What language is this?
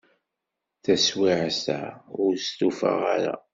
Kabyle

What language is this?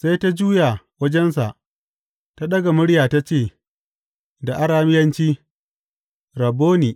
Hausa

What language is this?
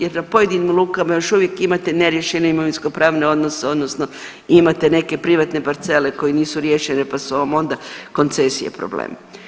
Croatian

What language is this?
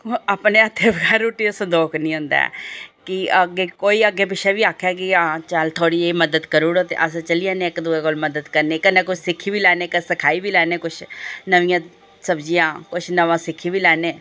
Dogri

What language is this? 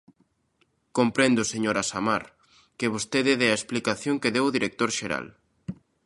Galician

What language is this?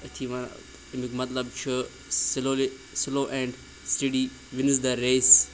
Kashmiri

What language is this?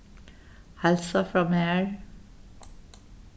Faroese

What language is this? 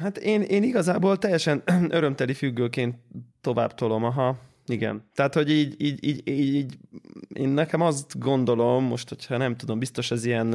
Hungarian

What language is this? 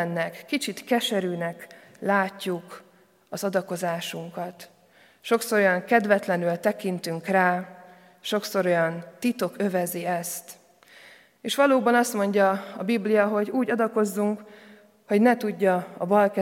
Hungarian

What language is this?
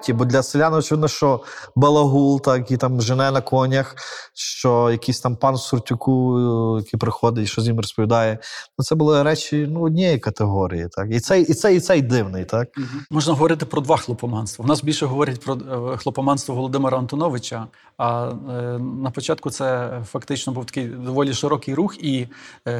Ukrainian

